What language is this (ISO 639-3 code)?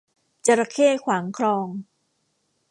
tha